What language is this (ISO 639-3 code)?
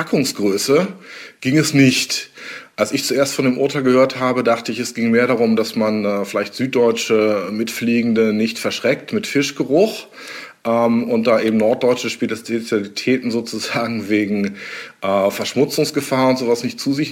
deu